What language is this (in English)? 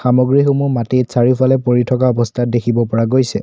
Assamese